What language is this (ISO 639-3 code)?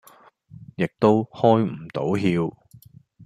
yue